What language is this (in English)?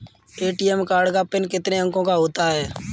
Hindi